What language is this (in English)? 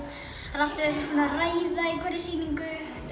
Icelandic